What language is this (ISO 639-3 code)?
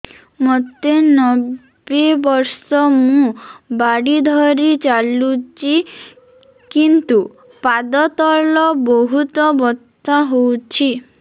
ori